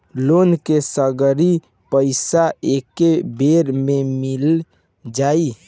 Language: Bhojpuri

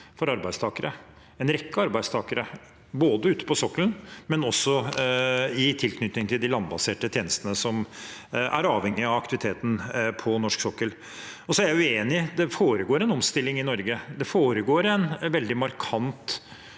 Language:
Norwegian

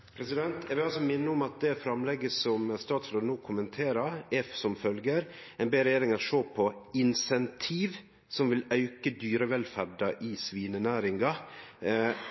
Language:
Norwegian Nynorsk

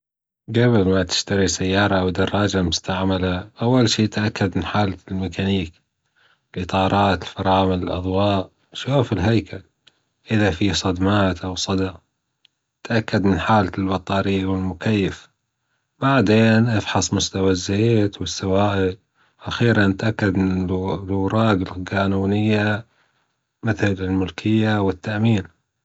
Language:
Gulf Arabic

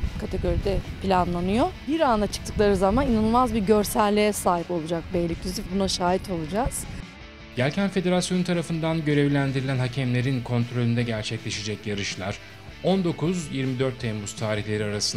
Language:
Turkish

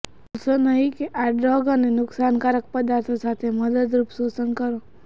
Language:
Gujarati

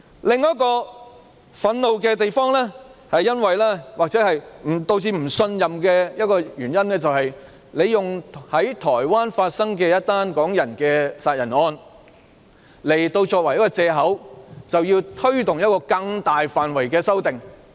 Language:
Cantonese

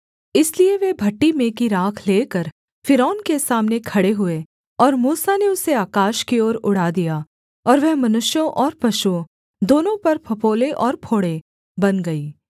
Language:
Hindi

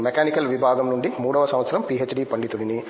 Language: Telugu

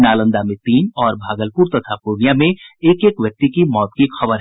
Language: Hindi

